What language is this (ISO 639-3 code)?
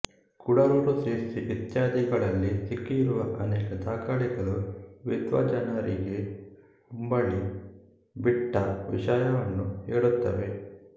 kan